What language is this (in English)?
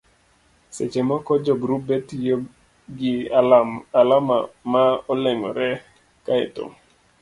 Luo (Kenya and Tanzania)